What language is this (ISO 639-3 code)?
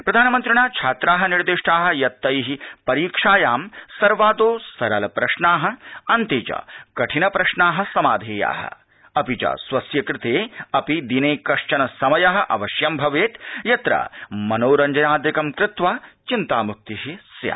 san